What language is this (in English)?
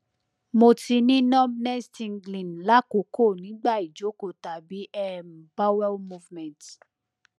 Yoruba